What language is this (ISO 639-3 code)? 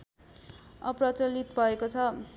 nep